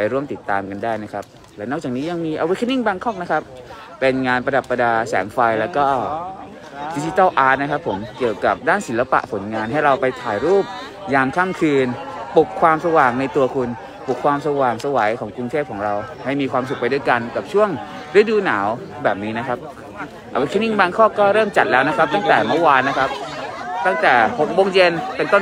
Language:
Thai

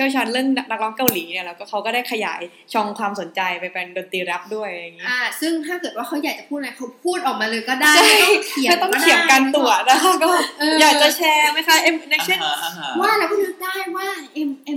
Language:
Thai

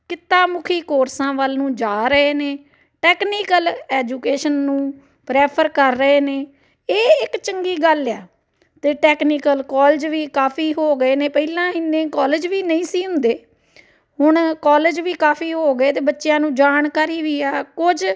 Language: Punjabi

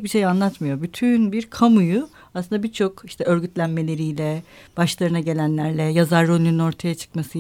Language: Turkish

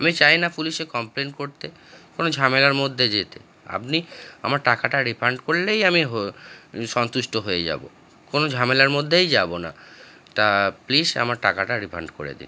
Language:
Bangla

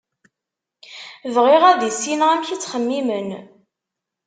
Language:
Kabyle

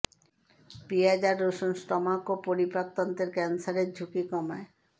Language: Bangla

